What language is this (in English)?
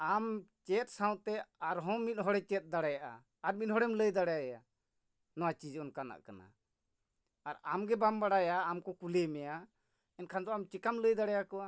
Santali